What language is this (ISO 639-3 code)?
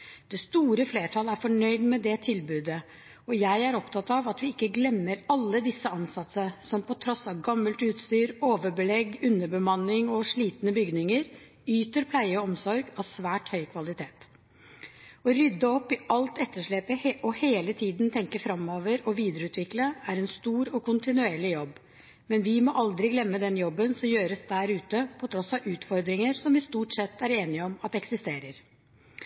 nob